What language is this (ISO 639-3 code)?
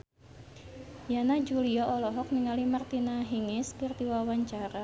sun